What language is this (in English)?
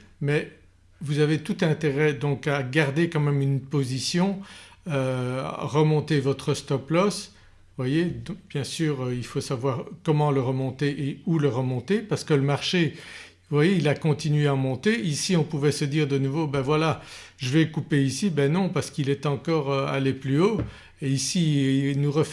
French